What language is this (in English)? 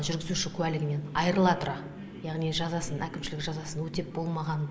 Kazakh